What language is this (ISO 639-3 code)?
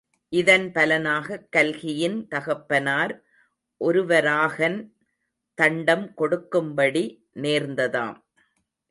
tam